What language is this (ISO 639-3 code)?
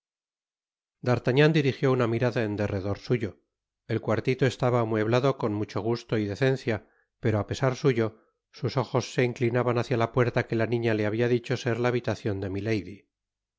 spa